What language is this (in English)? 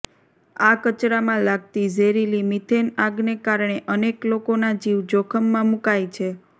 Gujarati